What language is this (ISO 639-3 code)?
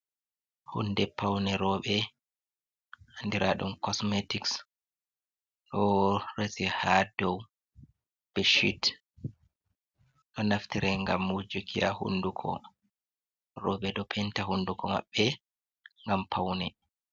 ful